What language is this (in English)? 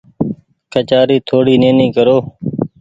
Goaria